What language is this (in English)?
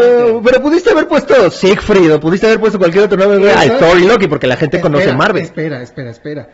Spanish